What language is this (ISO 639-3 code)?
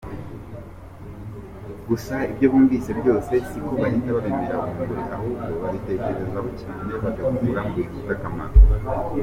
kin